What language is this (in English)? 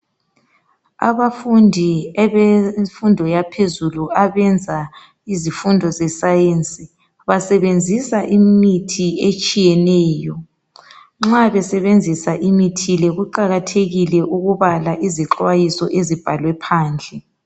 North Ndebele